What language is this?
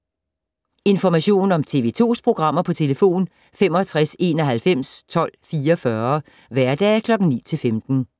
Danish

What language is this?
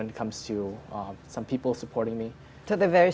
Indonesian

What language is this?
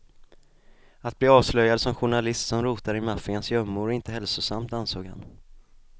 Swedish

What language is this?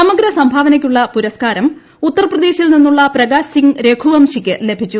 Malayalam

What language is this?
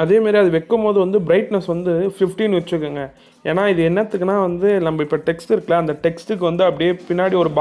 English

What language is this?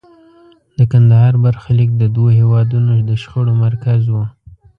Pashto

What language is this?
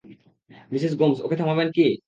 Bangla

